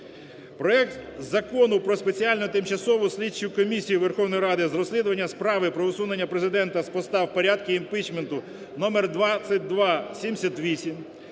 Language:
Ukrainian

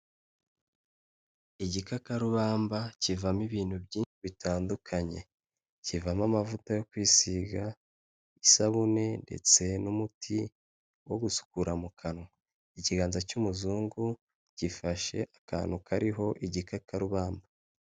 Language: Kinyarwanda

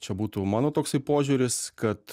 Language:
Lithuanian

